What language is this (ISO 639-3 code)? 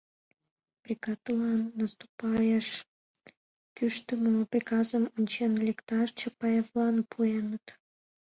chm